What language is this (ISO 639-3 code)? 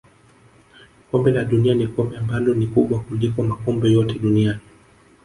swa